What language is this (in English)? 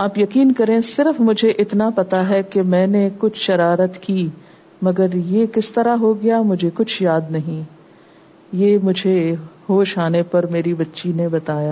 Urdu